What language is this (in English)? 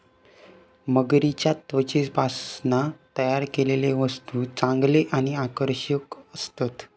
Marathi